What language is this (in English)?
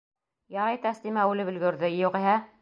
Bashkir